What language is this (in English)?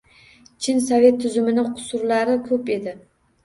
Uzbek